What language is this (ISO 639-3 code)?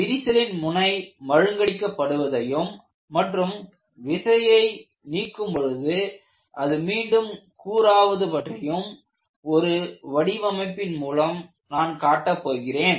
tam